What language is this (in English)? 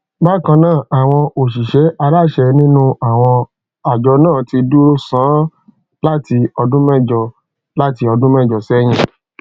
Yoruba